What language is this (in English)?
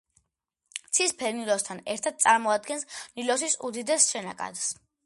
Georgian